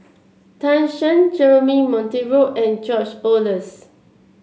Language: English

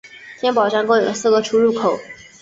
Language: Chinese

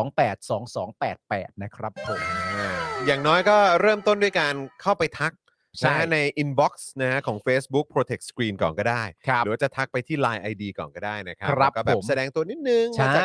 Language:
Thai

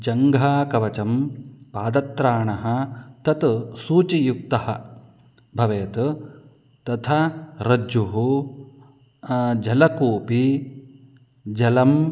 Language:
Sanskrit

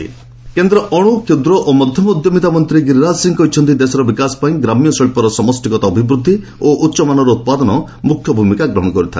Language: Odia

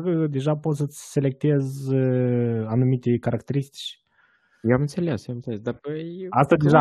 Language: Romanian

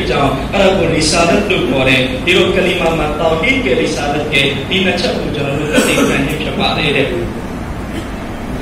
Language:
Hindi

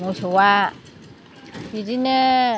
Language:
Bodo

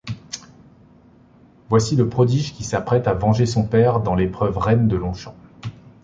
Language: French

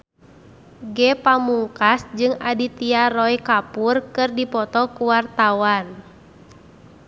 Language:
Sundanese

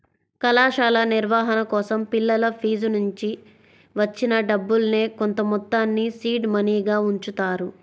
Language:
Telugu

